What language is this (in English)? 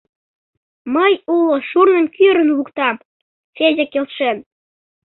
Mari